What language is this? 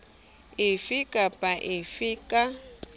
Southern Sotho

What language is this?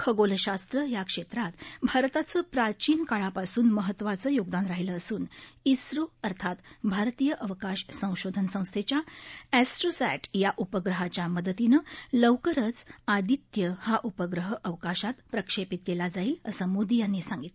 Marathi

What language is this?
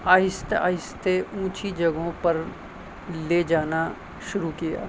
Urdu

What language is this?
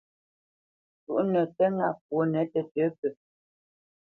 Bamenyam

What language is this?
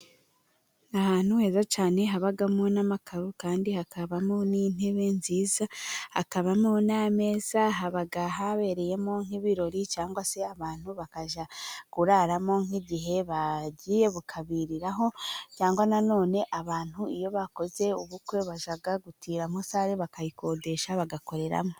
Kinyarwanda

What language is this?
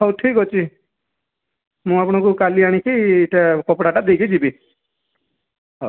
Odia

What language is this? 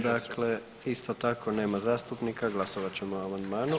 Croatian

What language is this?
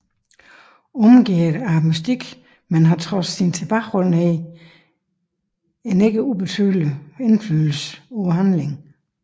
Danish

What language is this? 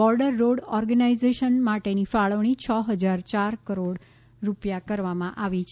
Gujarati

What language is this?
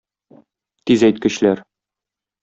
Tatar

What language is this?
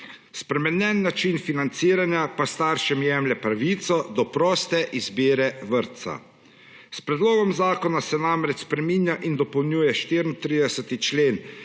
Slovenian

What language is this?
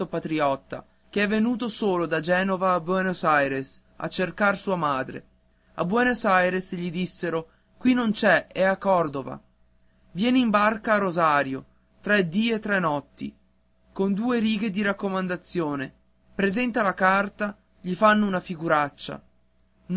Italian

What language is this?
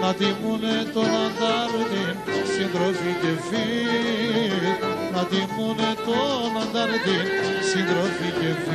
Greek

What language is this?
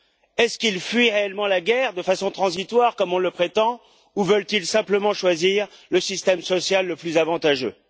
French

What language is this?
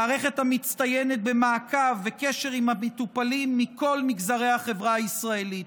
Hebrew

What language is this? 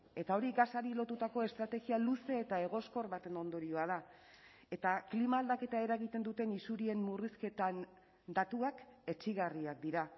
Basque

